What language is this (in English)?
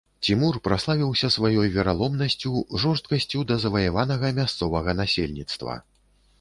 Belarusian